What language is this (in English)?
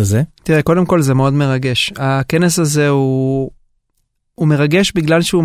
Hebrew